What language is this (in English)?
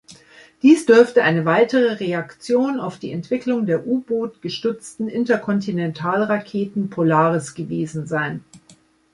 German